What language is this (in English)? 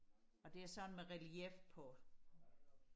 Danish